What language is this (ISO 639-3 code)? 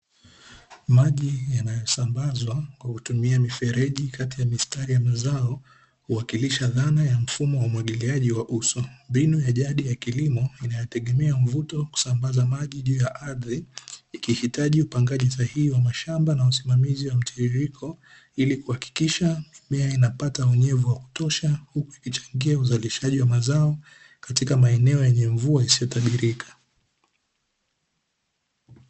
swa